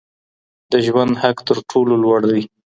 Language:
Pashto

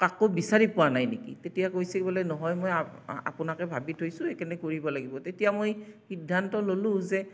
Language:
Assamese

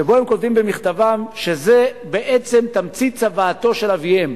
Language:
Hebrew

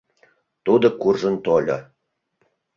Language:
Mari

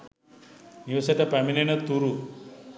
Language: Sinhala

